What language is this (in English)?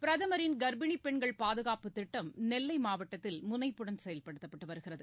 Tamil